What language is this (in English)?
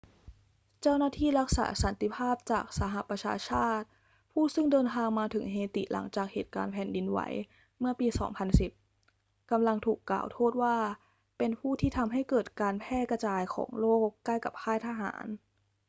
Thai